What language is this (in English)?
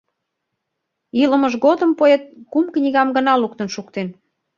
Mari